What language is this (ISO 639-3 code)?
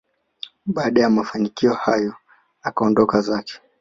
swa